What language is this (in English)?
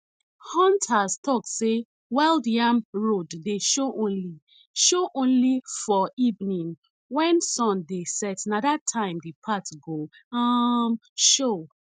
Nigerian Pidgin